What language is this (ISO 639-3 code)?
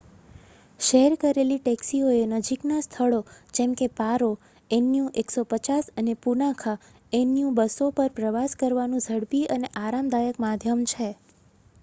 guj